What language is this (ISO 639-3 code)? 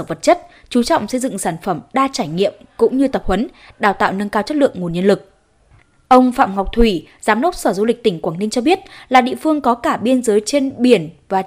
vie